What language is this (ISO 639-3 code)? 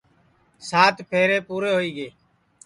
ssi